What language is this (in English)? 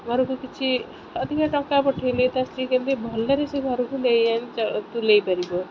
Odia